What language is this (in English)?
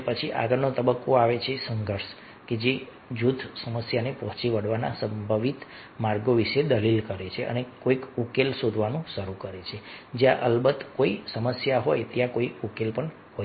Gujarati